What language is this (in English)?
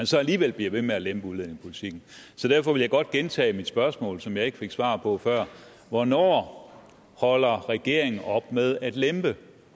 Danish